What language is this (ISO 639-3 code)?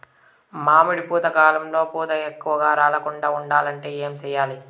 tel